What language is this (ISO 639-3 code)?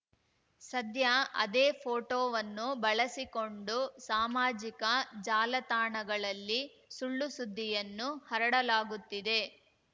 kan